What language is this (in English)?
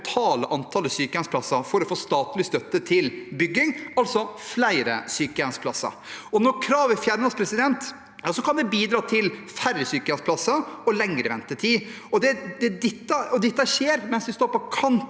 Norwegian